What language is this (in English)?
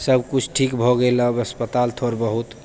Maithili